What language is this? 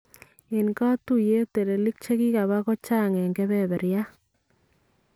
Kalenjin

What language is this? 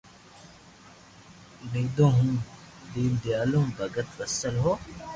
Loarki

